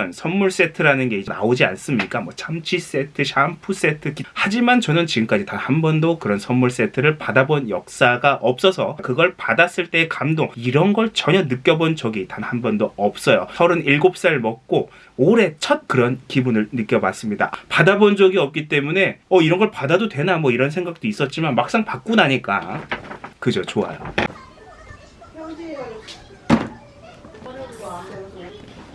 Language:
Korean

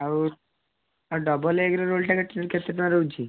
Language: Odia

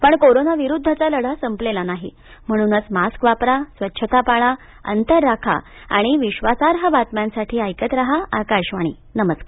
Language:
Marathi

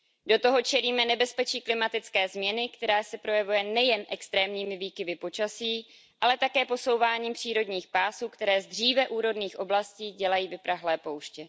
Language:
Czech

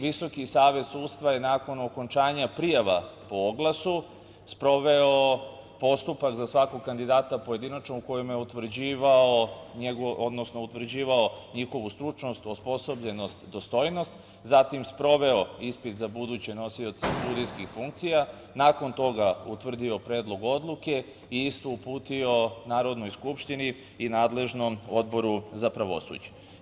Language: Serbian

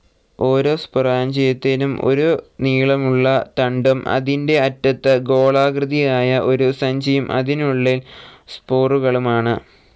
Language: Malayalam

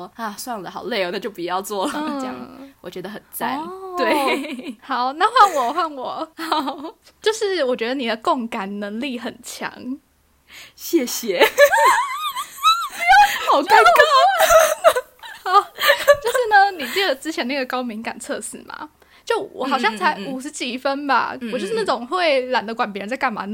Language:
Chinese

